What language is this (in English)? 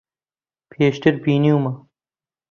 Central Kurdish